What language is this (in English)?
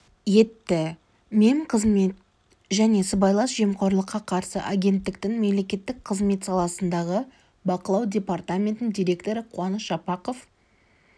Kazakh